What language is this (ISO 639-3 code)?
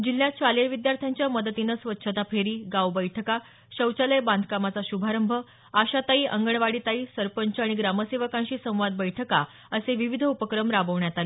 mar